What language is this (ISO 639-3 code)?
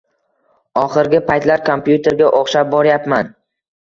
uzb